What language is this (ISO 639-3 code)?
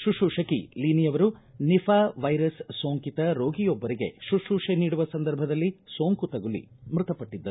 kan